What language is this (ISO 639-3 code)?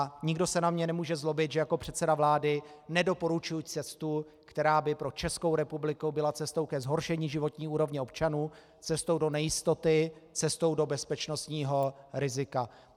ces